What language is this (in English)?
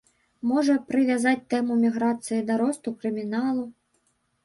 Belarusian